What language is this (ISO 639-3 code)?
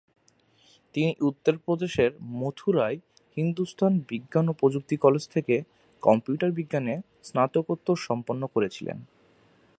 ben